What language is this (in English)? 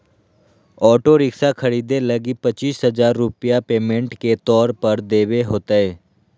Magahi